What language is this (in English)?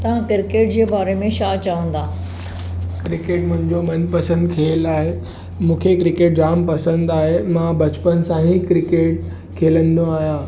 Sindhi